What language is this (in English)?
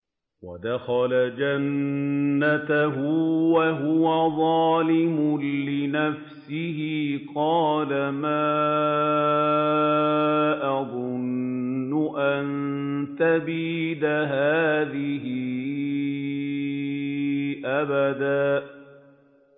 Arabic